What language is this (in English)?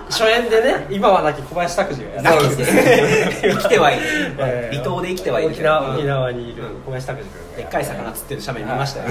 Japanese